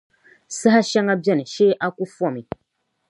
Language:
Dagbani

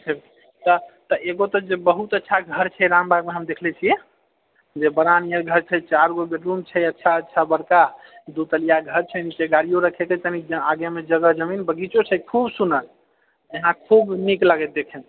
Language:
Maithili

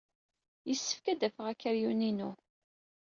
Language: Kabyle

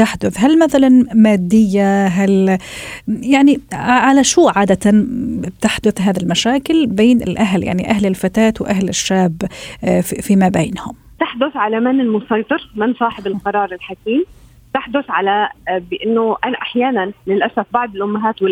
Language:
Arabic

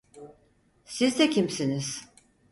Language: Turkish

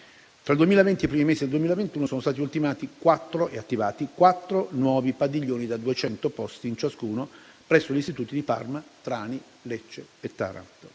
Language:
Italian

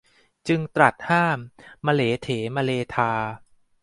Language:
Thai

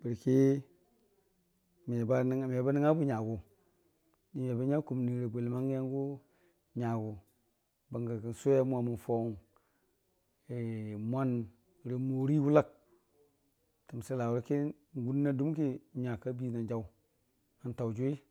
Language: Dijim-Bwilim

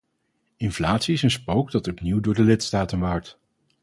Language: Dutch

